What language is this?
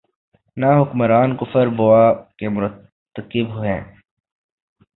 Urdu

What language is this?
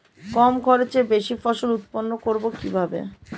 Bangla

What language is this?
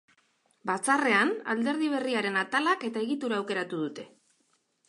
Basque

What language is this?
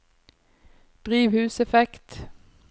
Norwegian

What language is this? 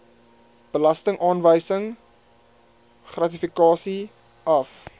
Afrikaans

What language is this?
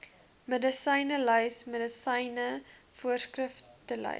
Afrikaans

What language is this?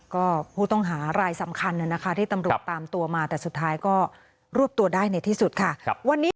Thai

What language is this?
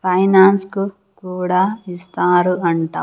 Telugu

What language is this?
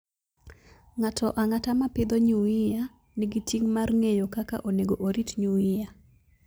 Luo (Kenya and Tanzania)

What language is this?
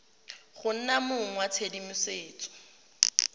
Tswana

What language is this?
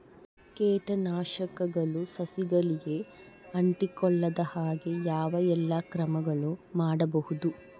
Kannada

